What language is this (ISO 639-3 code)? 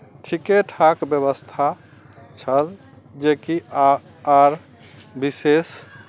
mai